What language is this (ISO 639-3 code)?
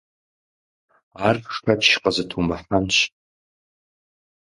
kbd